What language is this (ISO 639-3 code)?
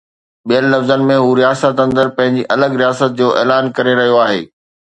snd